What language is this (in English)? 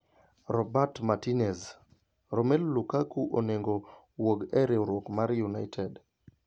Luo (Kenya and Tanzania)